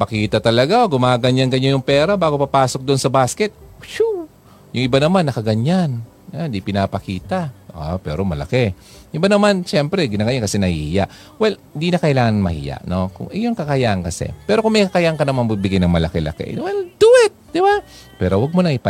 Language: Filipino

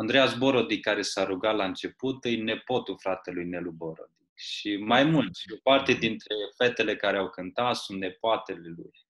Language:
Romanian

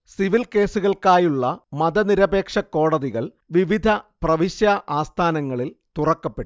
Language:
Malayalam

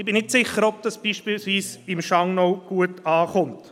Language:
Swiss German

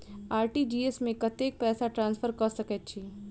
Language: Maithili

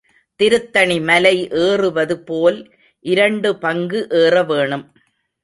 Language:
Tamil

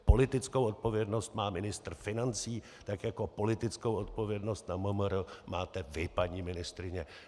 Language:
Czech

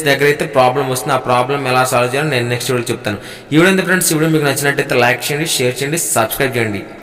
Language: Telugu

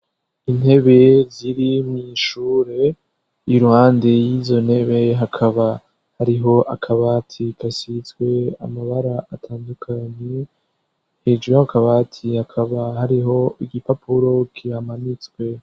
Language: Rundi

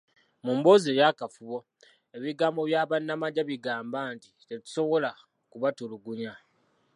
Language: Ganda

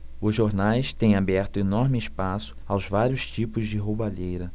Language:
Portuguese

